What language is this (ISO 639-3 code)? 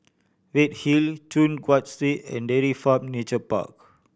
eng